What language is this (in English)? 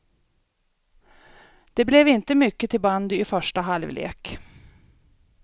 Swedish